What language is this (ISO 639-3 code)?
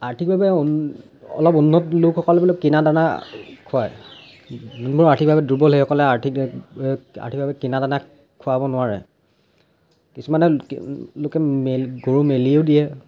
asm